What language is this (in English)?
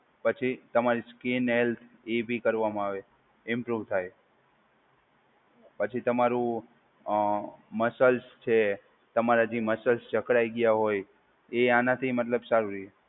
Gujarati